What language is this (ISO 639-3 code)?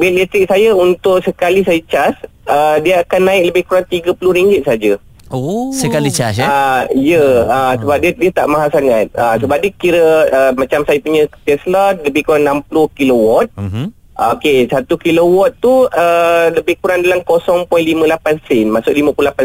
msa